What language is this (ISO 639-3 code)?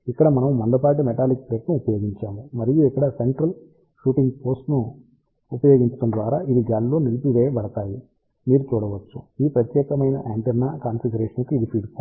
tel